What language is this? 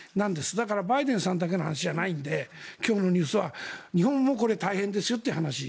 Japanese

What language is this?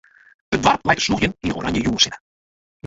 Western Frisian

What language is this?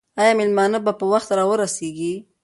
Pashto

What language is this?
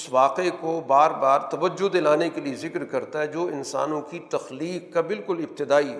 Urdu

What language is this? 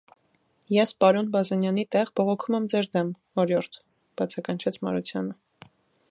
Armenian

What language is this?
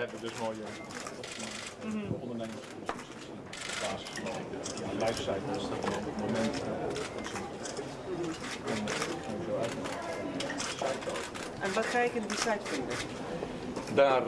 Dutch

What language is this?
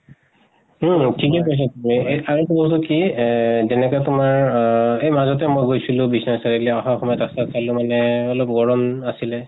Assamese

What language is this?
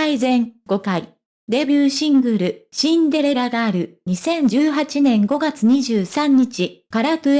Japanese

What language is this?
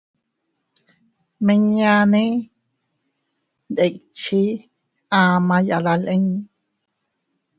Teutila Cuicatec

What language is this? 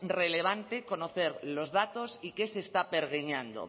Spanish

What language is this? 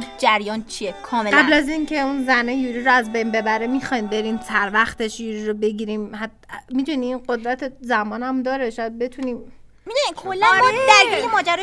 Persian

